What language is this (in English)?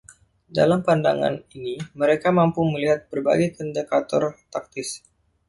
Indonesian